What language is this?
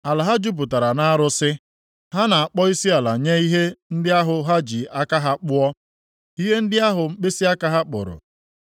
Igbo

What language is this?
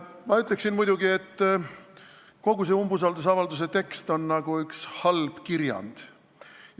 Estonian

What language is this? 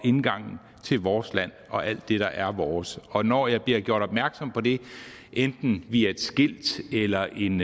Danish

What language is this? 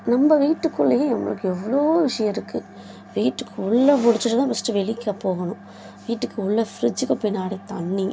Tamil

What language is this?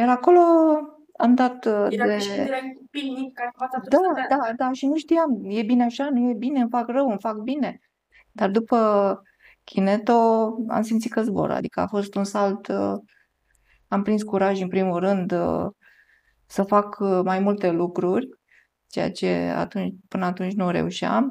Romanian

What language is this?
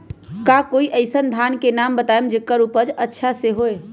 Magahi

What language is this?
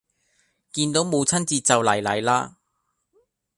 Cantonese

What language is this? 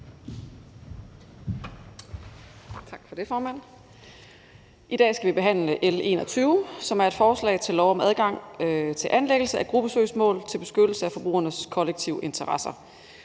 Danish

